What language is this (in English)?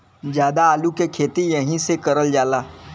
Bhojpuri